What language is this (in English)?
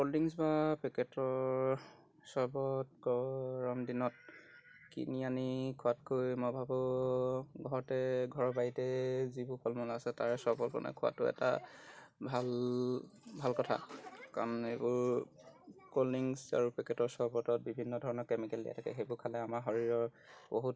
Assamese